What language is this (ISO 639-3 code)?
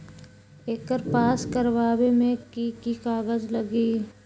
mag